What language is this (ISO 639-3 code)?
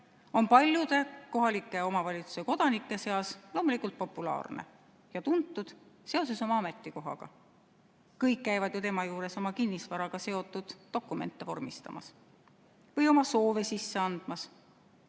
est